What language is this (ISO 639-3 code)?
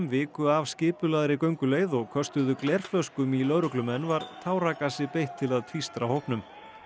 isl